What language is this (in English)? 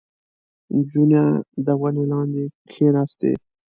Pashto